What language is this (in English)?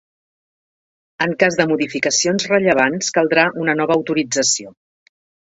Catalan